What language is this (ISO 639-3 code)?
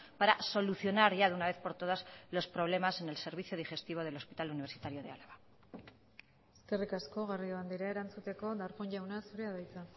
spa